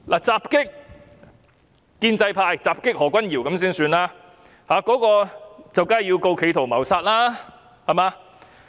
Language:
Cantonese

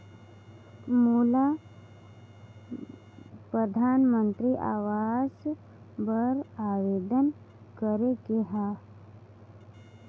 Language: Chhattisgarhi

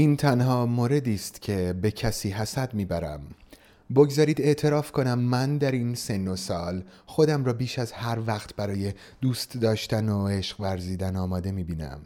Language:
Persian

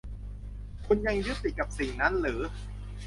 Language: Thai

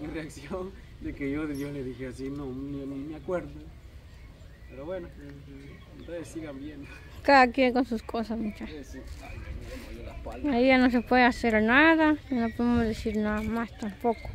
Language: Spanish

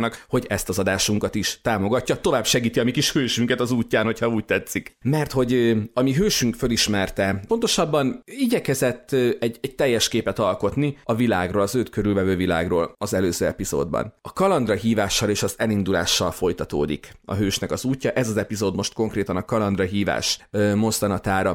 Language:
Hungarian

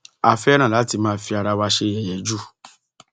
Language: Yoruba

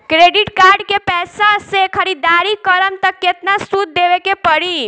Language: Bhojpuri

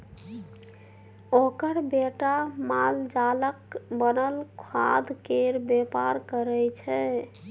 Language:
Maithili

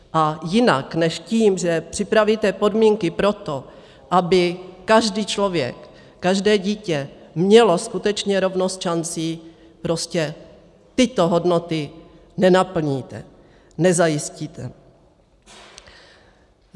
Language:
Czech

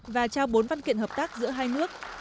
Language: Vietnamese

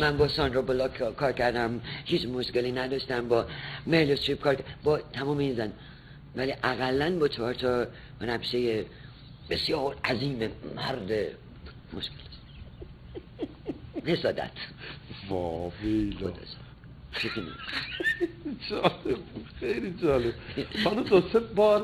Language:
Persian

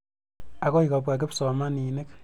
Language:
Kalenjin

